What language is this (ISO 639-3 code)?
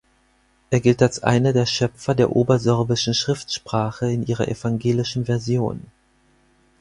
deu